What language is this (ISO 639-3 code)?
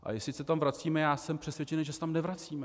ces